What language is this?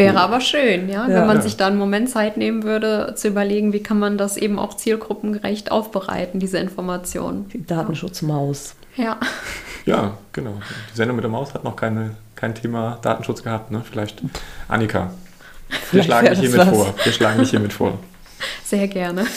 German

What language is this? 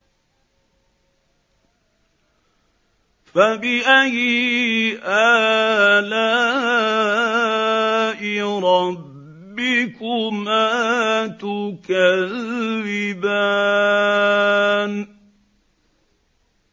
Arabic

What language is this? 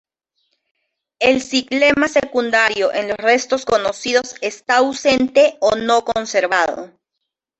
Spanish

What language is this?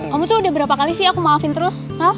Indonesian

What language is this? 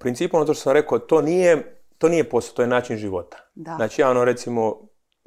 Croatian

